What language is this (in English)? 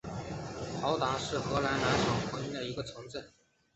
Chinese